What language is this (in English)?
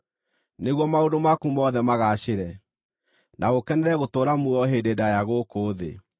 Kikuyu